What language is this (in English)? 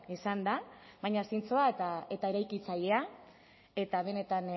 Basque